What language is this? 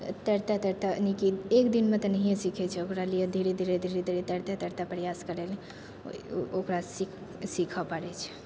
Maithili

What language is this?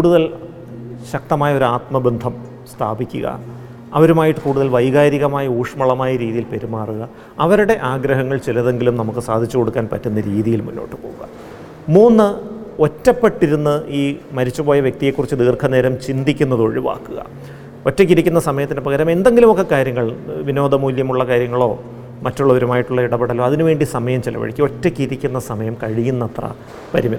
Malayalam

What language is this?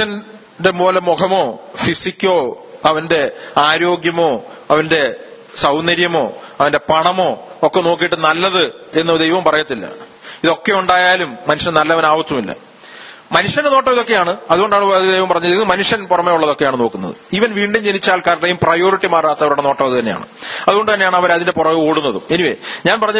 Malayalam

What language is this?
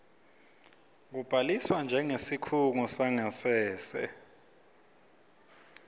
Swati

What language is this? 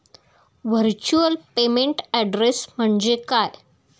Marathi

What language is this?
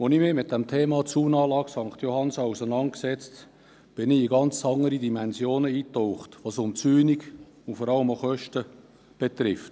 Swiss German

